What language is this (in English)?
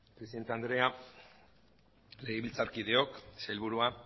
Basque